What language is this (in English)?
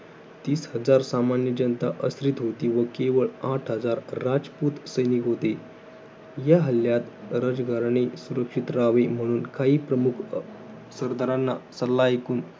Marathi